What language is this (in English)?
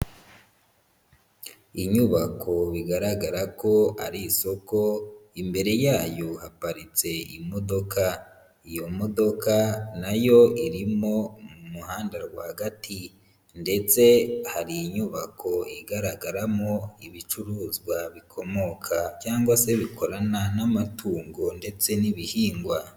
Kinyarwanda